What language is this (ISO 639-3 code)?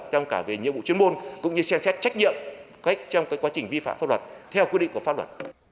vie